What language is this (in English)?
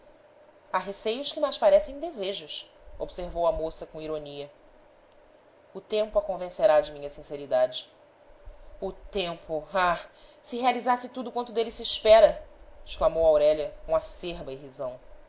Portuguese